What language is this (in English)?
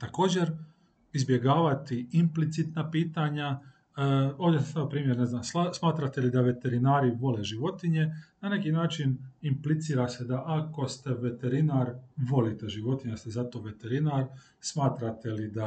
Croatian